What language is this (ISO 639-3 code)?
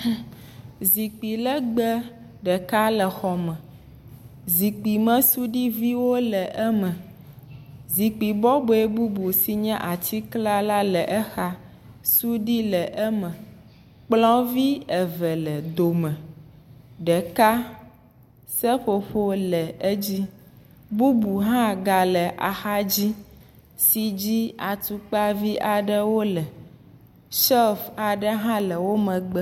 ewe